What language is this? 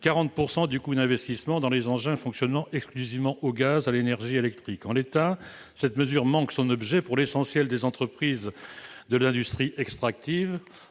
French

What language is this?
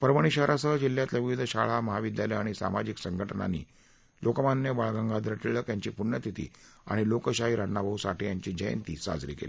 Marathi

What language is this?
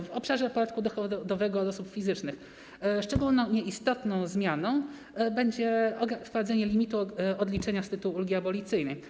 Polish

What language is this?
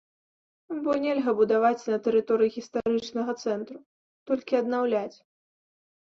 Belarusian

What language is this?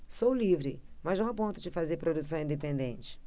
Portuguese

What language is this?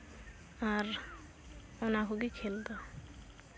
Santali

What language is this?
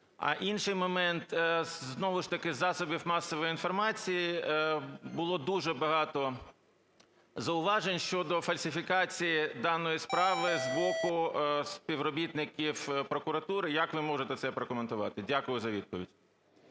Ukrainian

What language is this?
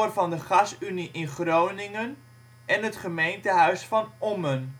Dutch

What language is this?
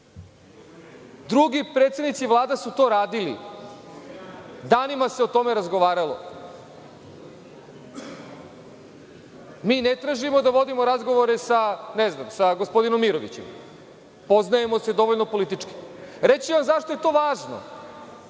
Serbian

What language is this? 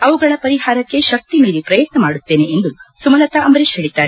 Kannada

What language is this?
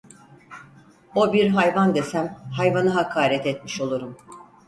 Turkish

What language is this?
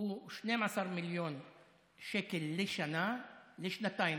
Hebrew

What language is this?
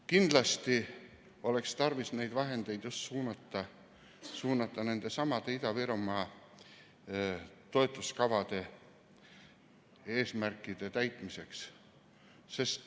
Estonian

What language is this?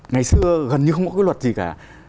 Vietnamese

